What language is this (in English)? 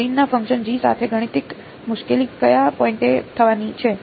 Gujarati